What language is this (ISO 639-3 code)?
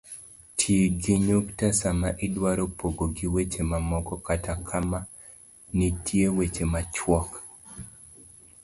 luo